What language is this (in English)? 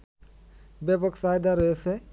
Bangla